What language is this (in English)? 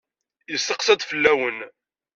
Kabyle